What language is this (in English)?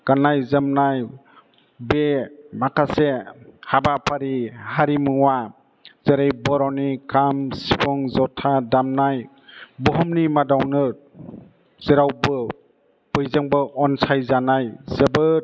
Bodo